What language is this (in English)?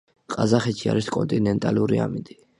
Georgian